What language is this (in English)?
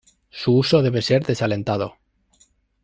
Spanish